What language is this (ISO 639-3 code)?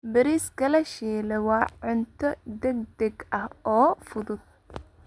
som